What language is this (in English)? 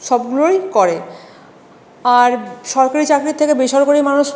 Bangla